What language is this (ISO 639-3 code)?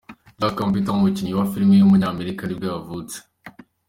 kin